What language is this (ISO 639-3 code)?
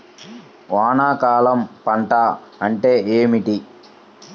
tel